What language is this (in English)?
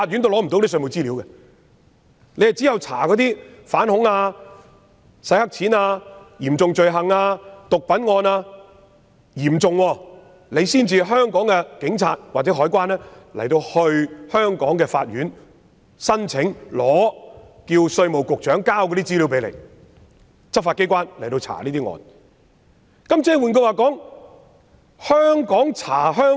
Cantonese